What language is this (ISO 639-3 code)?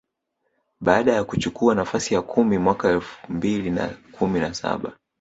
swa